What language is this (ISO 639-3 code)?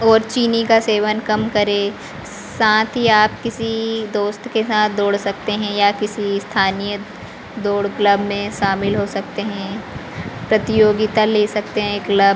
hin